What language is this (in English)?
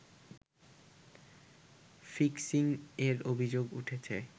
Bangla